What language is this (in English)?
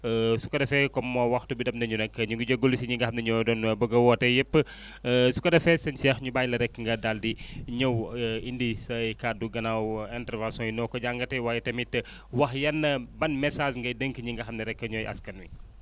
Wolof